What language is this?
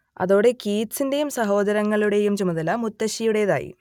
Malayalam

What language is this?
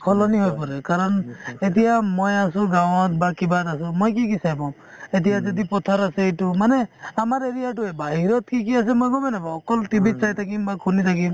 Assamese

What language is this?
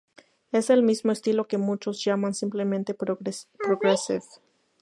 Spanish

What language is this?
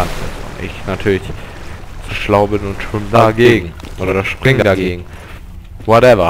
German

